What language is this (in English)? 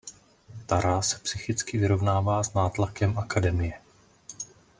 Czech